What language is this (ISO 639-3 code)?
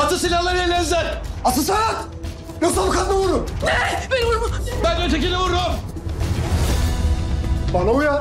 tur